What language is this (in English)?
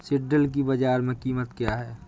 Hindi